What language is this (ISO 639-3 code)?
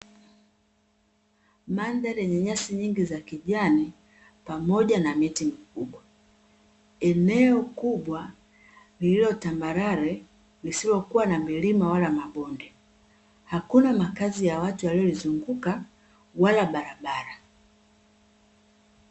swa